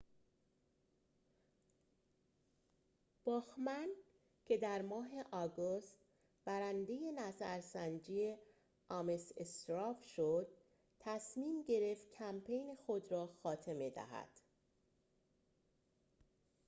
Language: Persian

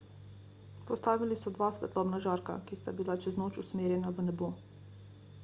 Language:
Slovenian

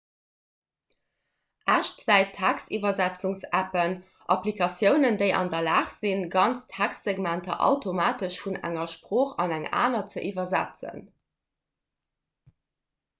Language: Luxembourgish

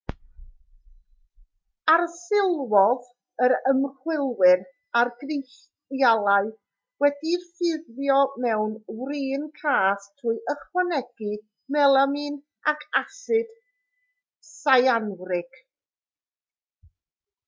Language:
Welsh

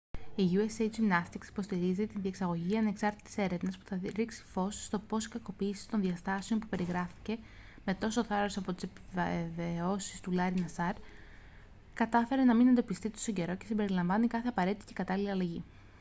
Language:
Greek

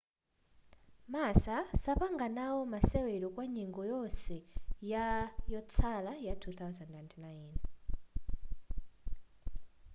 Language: Nyanja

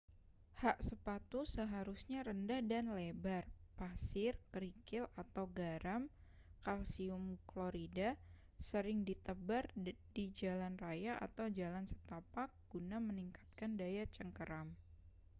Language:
Indonesian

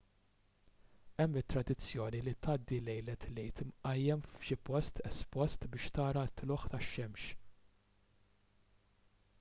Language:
Maltese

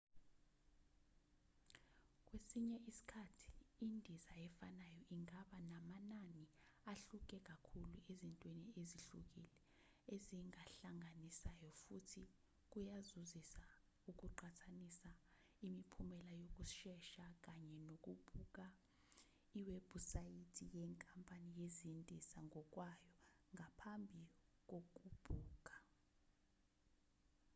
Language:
Zulu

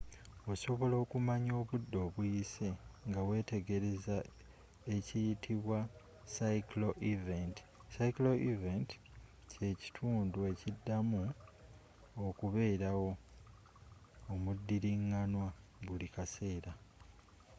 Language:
Ganda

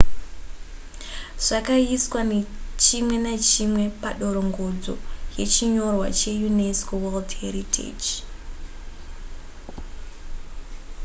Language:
Shona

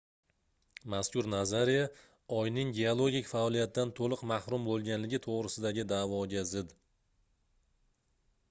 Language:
Uzbek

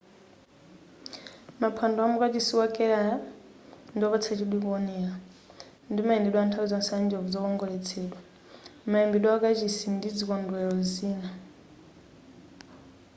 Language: Nyanja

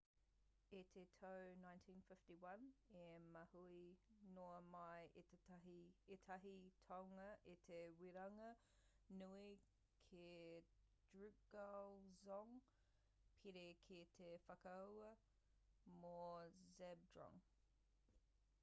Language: Māori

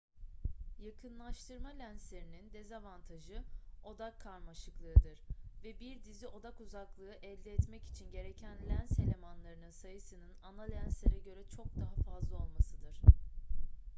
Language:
Turkish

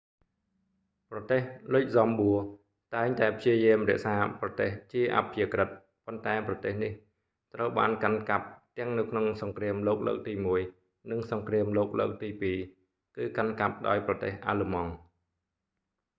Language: Khmer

